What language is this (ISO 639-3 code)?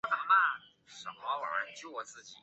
zho